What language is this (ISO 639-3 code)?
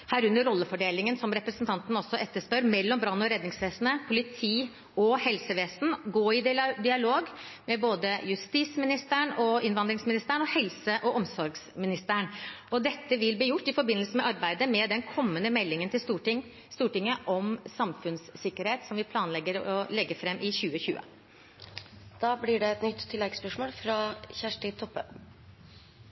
nor